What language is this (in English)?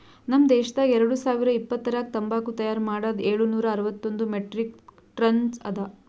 Kannada